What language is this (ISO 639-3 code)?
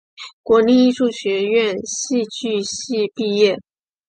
zho